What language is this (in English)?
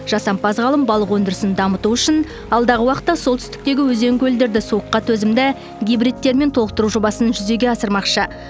Kazakh